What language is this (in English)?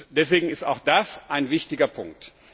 German